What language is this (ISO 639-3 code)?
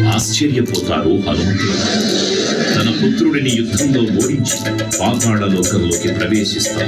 ron